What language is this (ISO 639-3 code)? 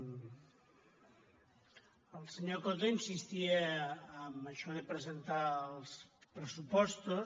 cat